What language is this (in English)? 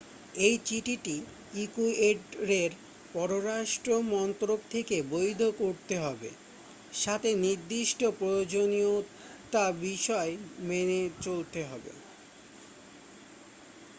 Bangla